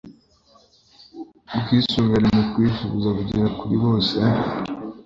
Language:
Kinyarwanda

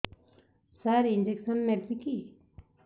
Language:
Odia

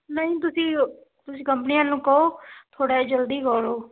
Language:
Punjabi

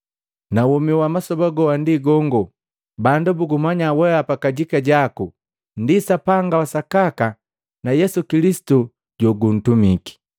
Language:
Matengo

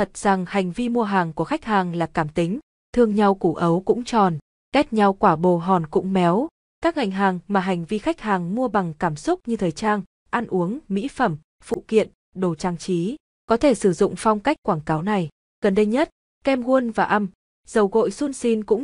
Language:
Vietnamese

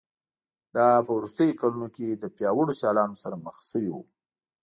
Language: Pashto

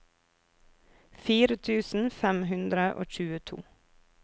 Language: Norwegian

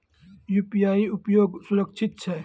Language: Maithili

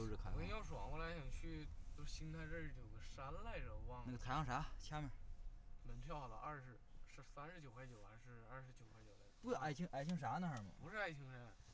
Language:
Chinese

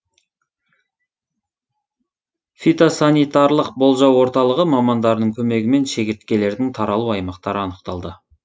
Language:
Kazakh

